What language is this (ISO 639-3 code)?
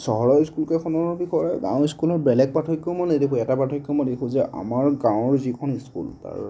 asm